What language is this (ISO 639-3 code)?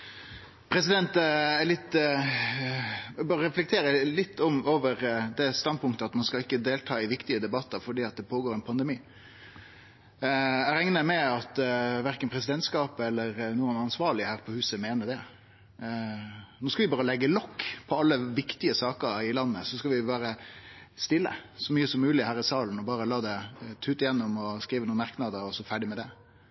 nno